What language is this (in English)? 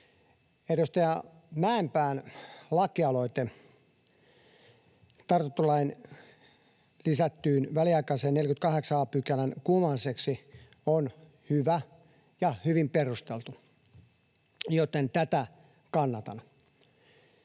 Finnish